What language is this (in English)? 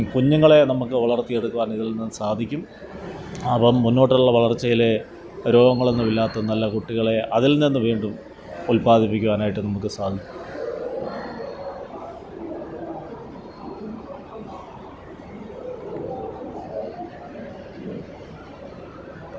Malayalam